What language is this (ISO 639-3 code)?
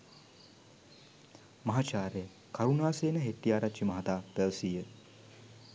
sin